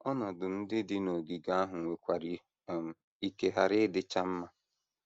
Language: Igbo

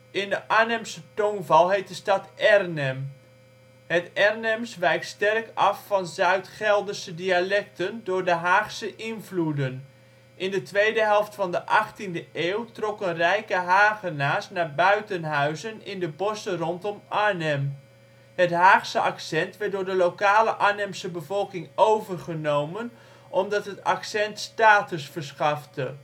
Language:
Dutch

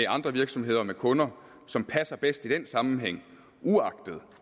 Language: Danish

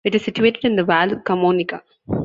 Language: English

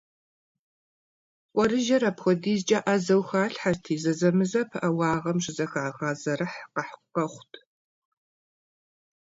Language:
Kabardian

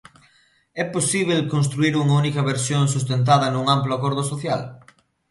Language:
Galician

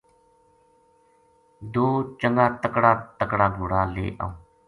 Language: Gujari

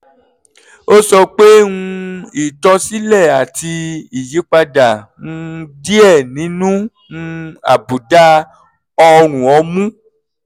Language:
Yoruba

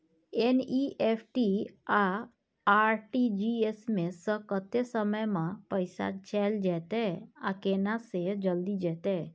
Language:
Maithili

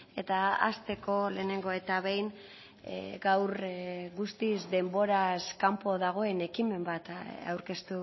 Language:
Basque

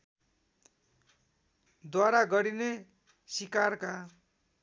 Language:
Nepali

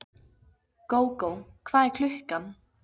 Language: Icelandic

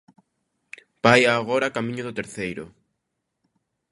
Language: Galician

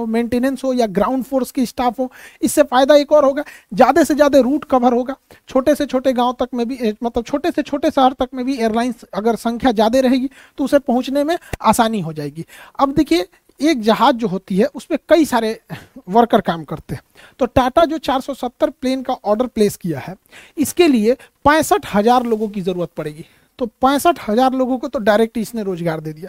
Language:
Hindi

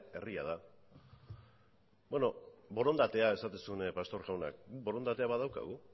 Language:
Basque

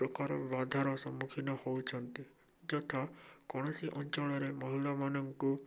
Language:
Odia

